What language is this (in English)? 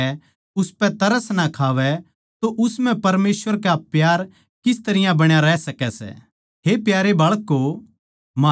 Haryanvi